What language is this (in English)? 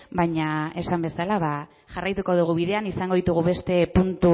Basque